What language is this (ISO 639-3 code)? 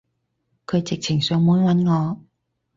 yue